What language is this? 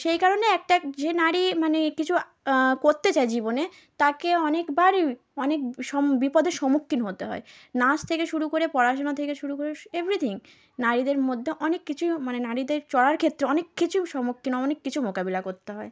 Bangla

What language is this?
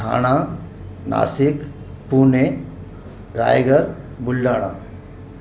Sindhi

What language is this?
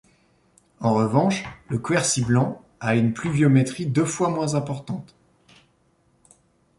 French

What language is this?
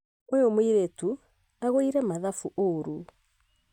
Kikuyu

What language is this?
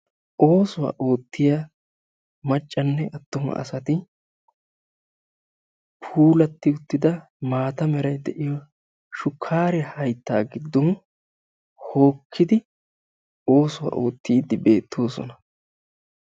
Wolaytta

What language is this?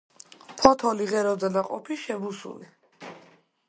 Georgian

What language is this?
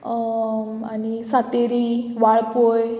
Konkani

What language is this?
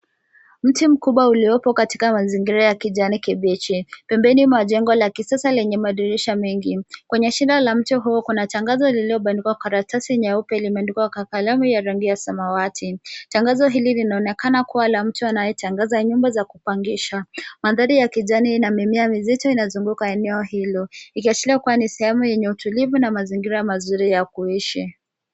Swahili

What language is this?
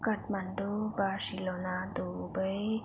Nepali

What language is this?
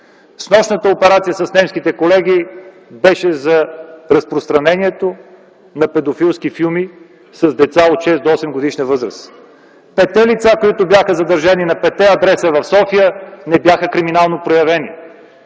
Bulgarian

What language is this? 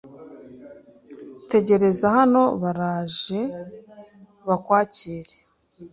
Kinyarwanda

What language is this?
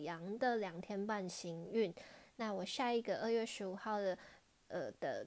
Chinese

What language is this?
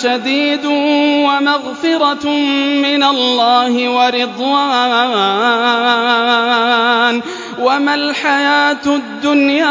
Arabic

